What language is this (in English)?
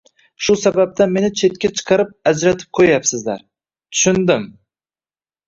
Uzbek